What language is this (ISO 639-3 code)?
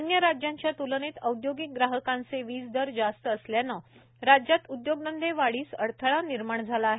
mar